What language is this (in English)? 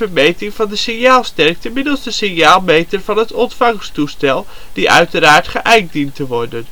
Dutch